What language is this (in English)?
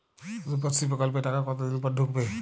Bangla